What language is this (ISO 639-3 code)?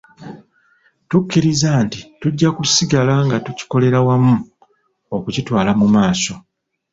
lug